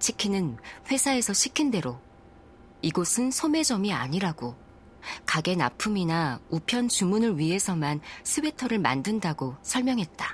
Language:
Korean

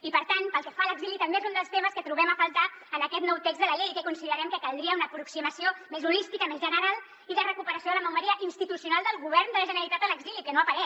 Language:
Catalan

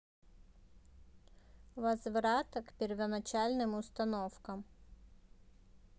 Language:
Russian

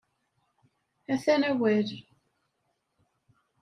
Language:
Kabyle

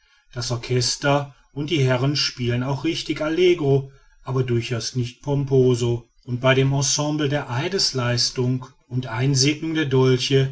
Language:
German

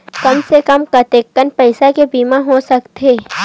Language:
Chhattisgarhi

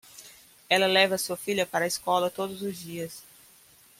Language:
Portuguese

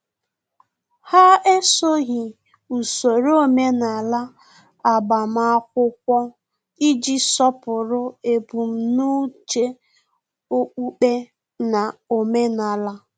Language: Igbo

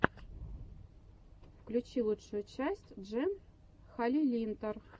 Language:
Russian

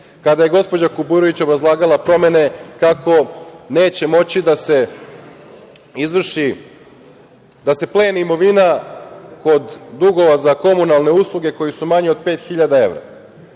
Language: Serbian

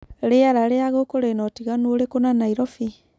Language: Kikuyu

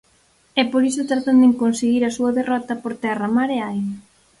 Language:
Galician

